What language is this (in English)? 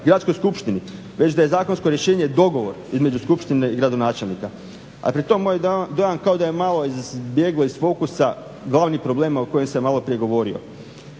Croatian